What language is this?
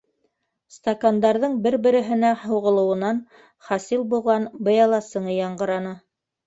Bashkir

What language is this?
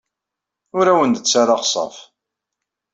Kabyle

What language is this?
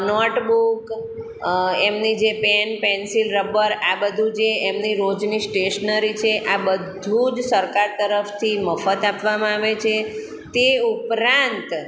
Gujarati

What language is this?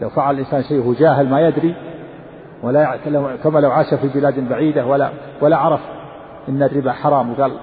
Arabic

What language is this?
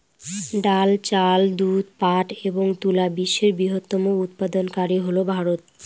Bangla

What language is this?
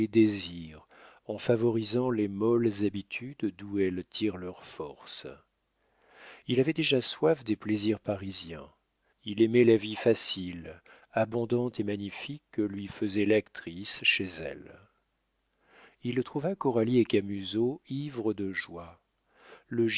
French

